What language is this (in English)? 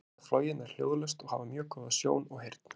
Icelandic